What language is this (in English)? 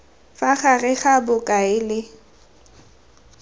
Tswana